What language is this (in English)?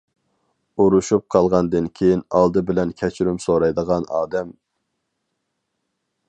Uyghur